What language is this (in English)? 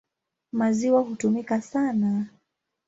Swahili